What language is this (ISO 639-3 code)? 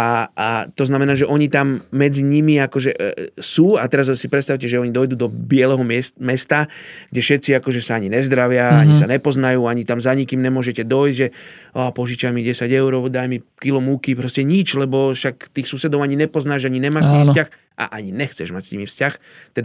slk